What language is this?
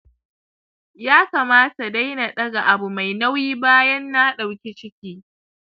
Hausa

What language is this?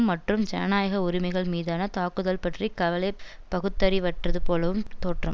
Tamil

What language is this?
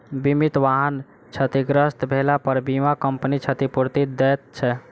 Maithili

